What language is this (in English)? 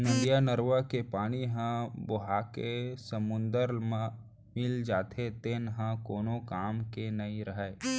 Chhattisgarhi